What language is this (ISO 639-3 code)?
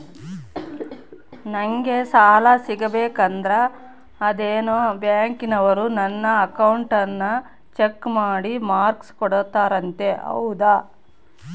kan